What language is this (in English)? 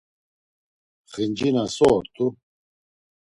Laz